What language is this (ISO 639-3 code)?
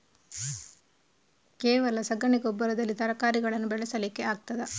kan